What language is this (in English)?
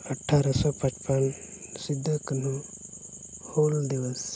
Santali